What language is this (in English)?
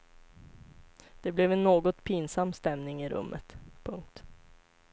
Swedish